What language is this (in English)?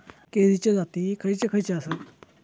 Marathi